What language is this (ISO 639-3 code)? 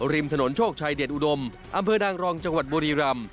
tha